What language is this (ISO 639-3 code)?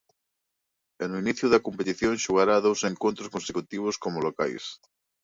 glg